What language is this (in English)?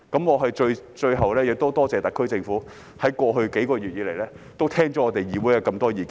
Cantonese